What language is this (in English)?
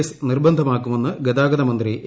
Malayalam